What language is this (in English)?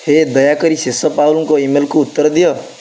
Odia